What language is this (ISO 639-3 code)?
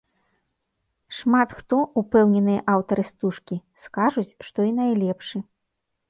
bel